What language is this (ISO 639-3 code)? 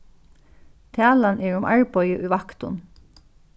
fao